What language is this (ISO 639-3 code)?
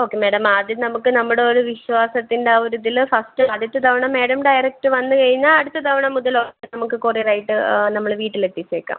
mal